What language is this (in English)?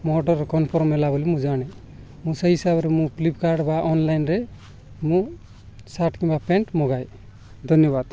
Odia